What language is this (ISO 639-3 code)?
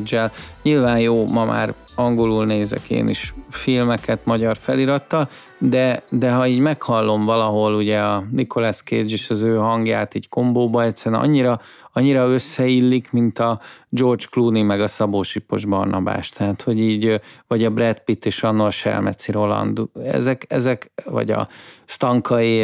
hun